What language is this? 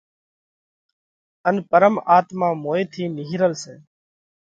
Parkari Koli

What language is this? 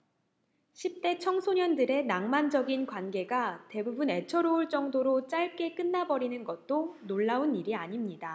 Korean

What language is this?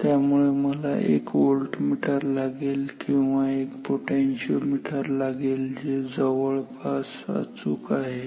Marathi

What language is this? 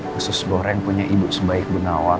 Indonesian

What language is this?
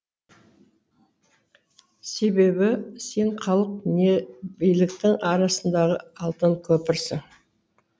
Kazakh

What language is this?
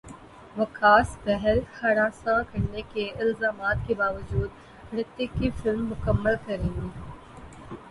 Urdu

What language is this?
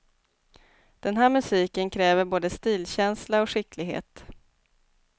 Swedish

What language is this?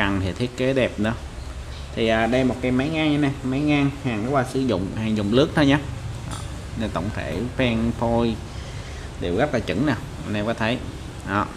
Vietnamese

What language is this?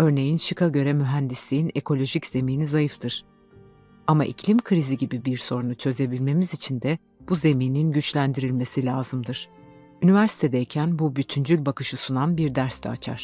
Turkish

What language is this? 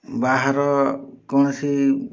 Odia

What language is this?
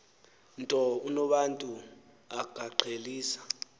Xhosa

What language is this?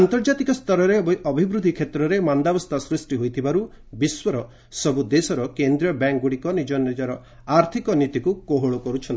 Odia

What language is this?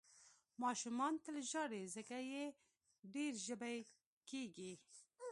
Pashto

